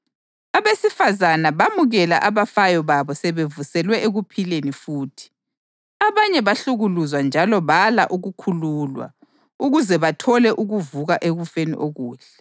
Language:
North Ndebele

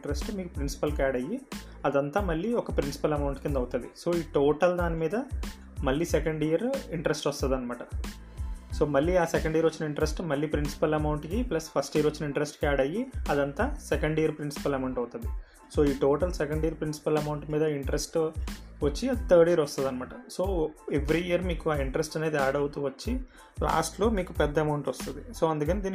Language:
Telugu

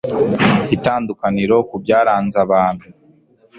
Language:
Kinyarwanda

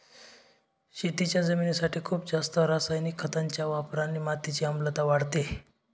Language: Marathi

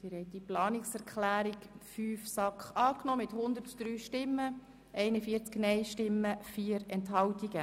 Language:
Swiss German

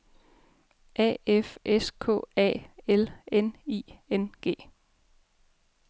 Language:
Danish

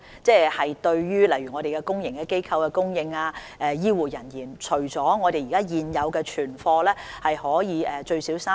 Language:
Cantonese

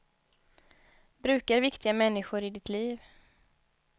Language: Swedish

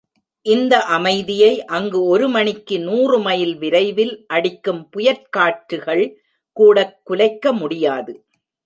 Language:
Tamil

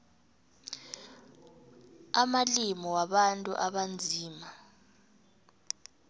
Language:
South Ndebele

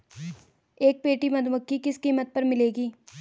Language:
Hindi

